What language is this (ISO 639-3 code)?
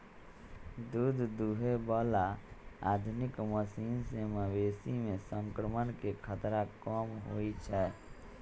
mag